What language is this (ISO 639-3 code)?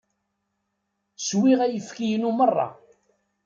kab